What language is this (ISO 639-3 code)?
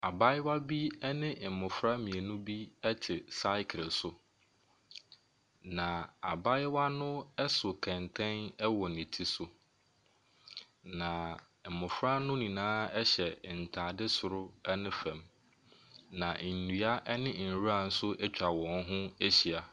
aka